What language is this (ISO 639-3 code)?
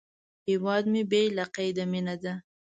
pus